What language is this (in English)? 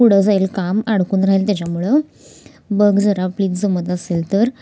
Marathi